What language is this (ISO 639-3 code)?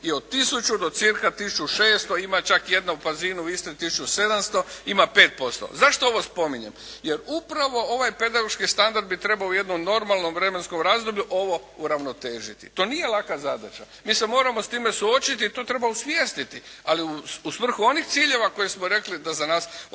hrv